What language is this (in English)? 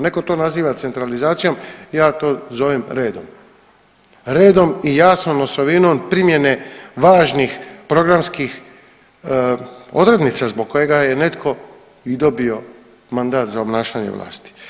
Croatian